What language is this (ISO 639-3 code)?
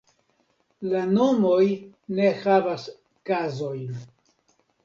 epo